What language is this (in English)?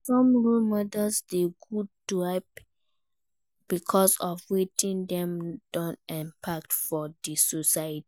Nigerian Pidgin